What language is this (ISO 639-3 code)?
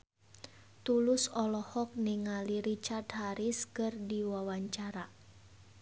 sun